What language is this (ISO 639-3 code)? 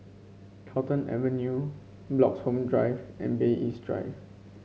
eng